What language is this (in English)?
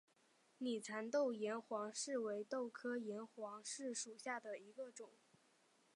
Chinese